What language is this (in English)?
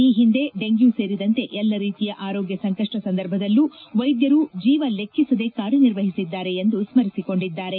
Kannada